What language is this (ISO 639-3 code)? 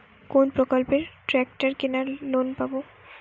ben